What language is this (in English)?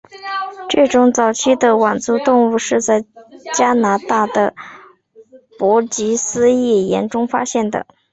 Chinese